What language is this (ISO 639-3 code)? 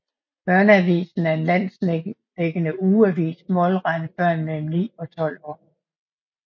dan